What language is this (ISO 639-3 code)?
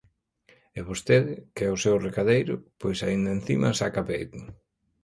glg